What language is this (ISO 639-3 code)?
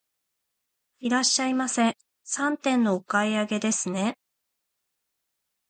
jpn